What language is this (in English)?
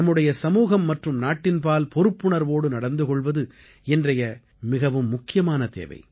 Tamil